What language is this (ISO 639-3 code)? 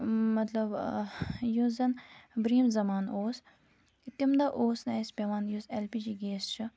kas